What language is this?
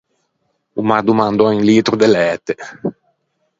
Ligurian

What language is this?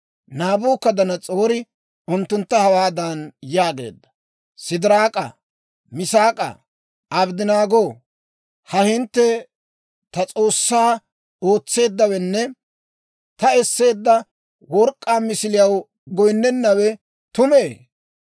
Dawro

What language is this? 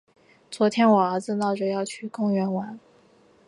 Chinese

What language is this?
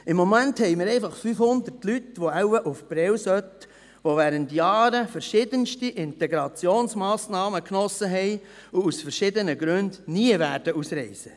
Swiss German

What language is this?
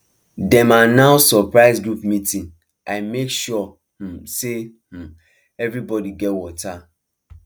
Nigerian Pidgin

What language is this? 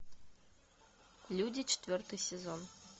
Russian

